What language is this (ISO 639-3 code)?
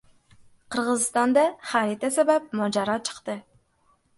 uzb